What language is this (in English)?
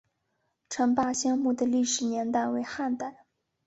Chinese